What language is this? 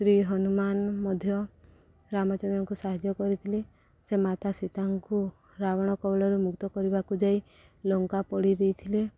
Odia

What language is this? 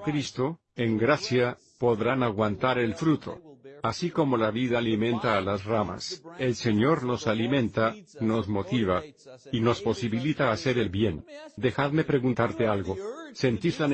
Spanish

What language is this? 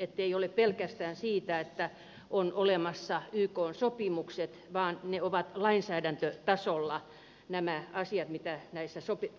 Finnish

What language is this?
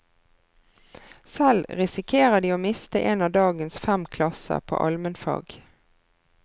Norwegian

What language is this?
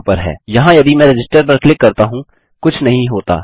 Hindi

